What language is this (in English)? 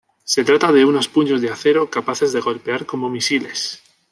Spanish